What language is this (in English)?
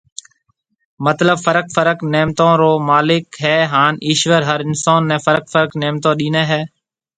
Marwari (Pakistan)